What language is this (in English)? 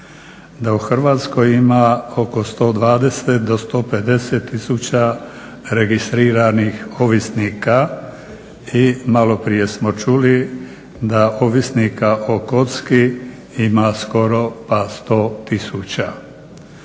Croatian